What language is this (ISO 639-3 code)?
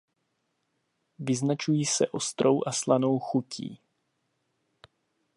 ces